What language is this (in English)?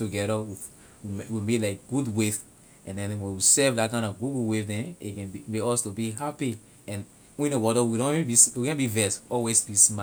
Liberian English